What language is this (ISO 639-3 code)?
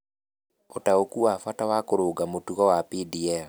kik